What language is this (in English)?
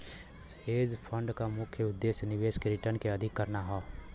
Bhojpuri